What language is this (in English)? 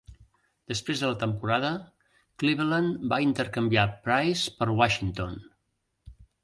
Catalan